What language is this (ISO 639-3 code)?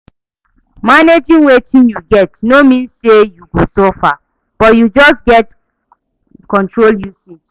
pcm